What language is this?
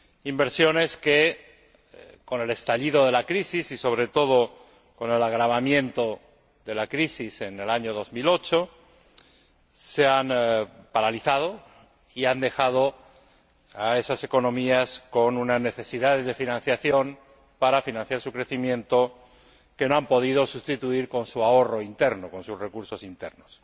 Spanish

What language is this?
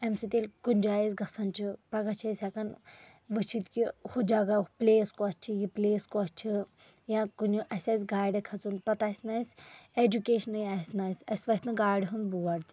Kashmiri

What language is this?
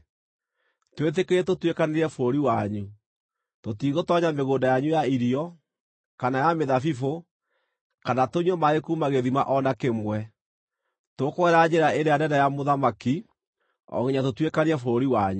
Kikuyu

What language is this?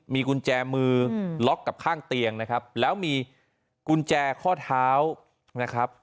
Thai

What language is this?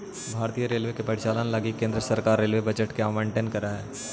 Magahi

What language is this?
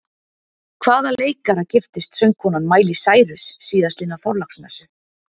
Icelandic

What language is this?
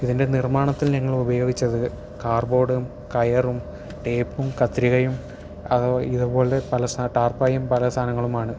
Malayalam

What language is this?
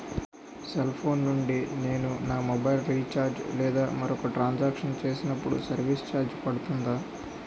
Telugu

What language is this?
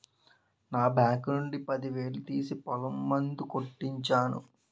Telugu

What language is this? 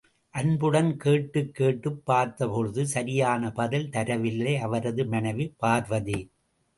Tamil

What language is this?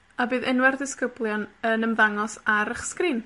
Welsh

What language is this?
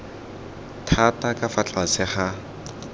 Tswana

